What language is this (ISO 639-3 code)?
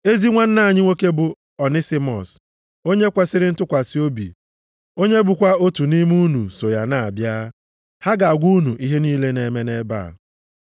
ibo